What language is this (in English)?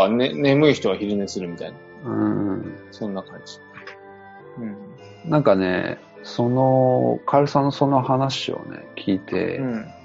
Japanese